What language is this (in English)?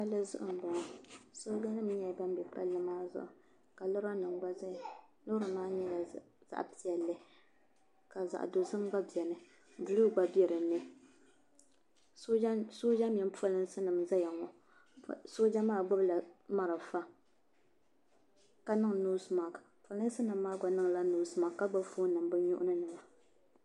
Dagbani